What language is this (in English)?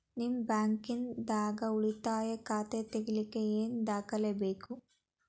Kannada